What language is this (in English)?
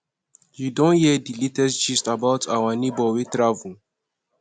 Nigerian Pidgin